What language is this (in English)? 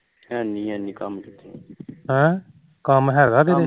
Punjabi